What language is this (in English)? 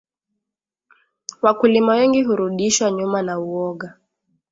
Swahili